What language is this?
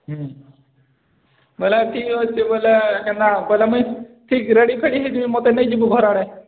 Odia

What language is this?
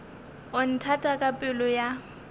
Northern Sotho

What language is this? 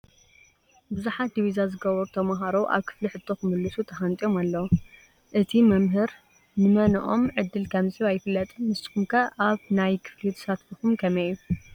Tigrinya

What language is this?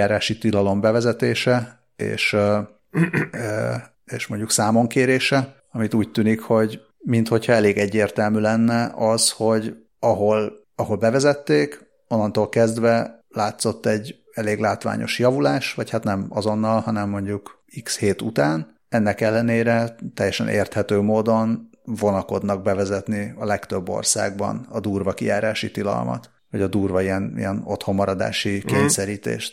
Hungarian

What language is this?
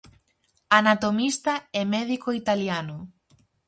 Galician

